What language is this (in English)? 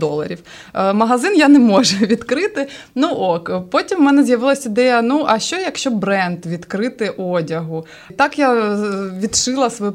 Ukrainian